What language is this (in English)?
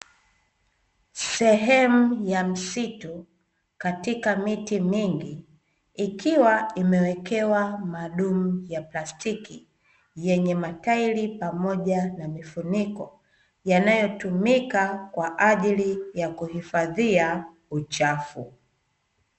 Swahili